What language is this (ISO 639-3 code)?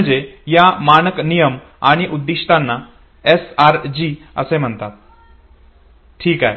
mar